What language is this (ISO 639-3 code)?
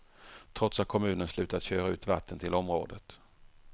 swe